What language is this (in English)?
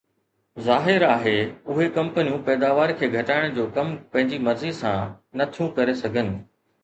Sindhi